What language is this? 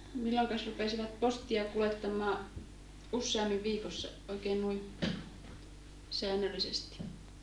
Finnish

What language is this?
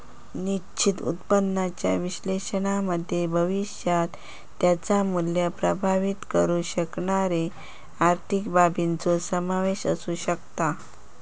Marathi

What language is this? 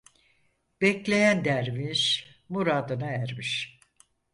Turkish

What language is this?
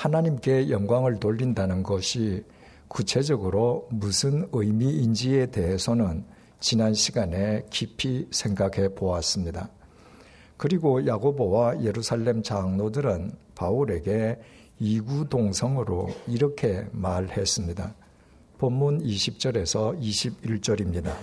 Korean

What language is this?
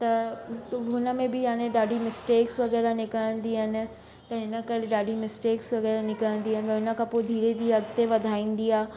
Sindhi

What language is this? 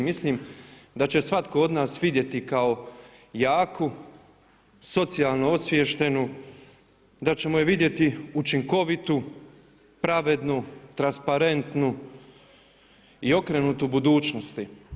Croatian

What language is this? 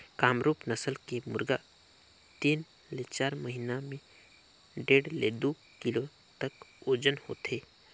Chhattisgarhi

